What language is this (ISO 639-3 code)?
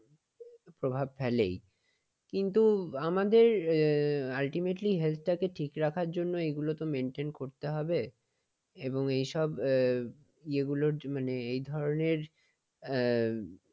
ben